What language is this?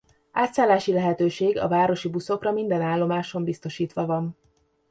Hungarian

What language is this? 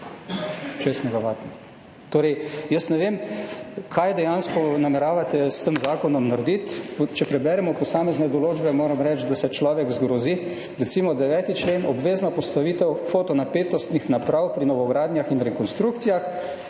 Slovenian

